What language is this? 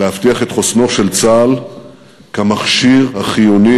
Hebrew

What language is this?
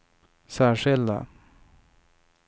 Swedish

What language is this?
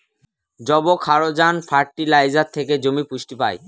Bangla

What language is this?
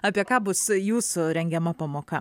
Lithuanian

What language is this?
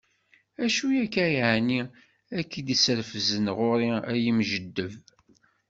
Kabyle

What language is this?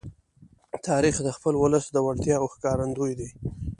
Pashto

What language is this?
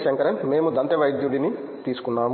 Telugu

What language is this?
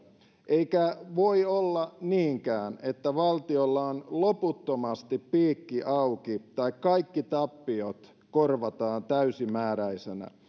Finnish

